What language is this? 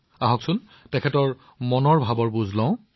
Assamese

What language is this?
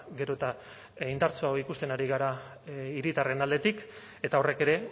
Basque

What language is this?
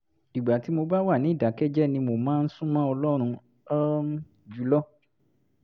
Yoruba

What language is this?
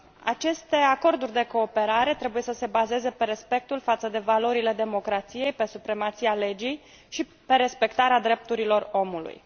Romanian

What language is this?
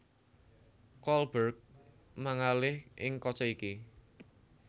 Javanese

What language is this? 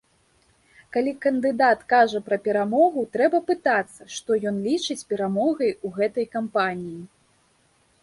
Belarusian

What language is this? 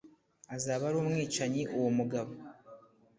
Kinyarwanda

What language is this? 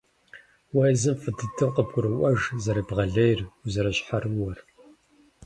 Kabardian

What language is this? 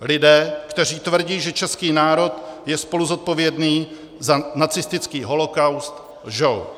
Czech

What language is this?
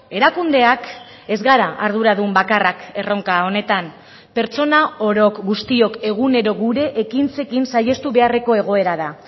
Basque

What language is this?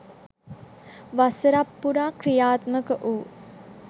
Sinhala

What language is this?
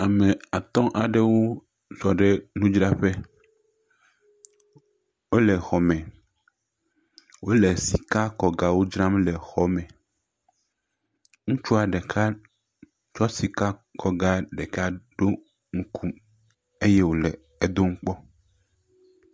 Ewe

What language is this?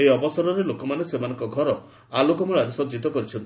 Odia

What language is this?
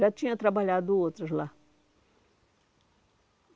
Portuguese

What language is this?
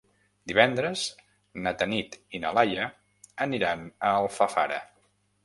Catalan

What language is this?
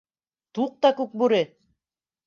Bashkir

